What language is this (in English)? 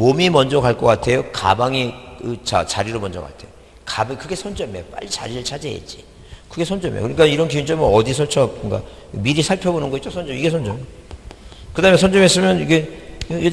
Korean